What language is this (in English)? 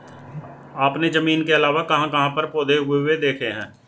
Hindi